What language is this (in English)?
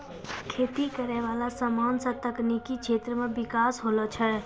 Maithili